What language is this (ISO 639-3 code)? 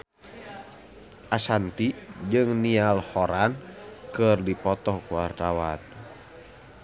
sun